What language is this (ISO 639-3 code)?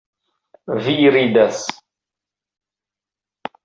epo